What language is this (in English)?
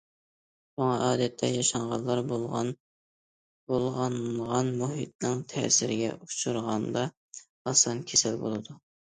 Uyghur